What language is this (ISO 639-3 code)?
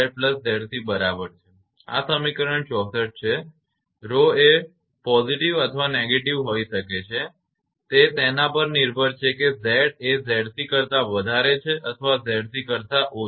guj